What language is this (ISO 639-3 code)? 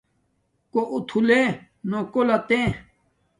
dmk